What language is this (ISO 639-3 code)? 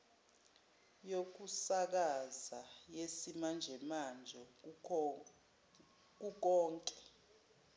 zul